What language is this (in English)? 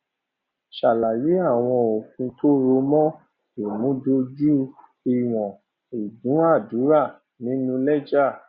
Yoruba